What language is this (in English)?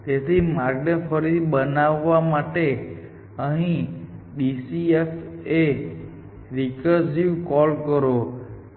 Gujarati